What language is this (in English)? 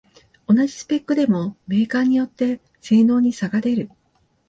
Japanese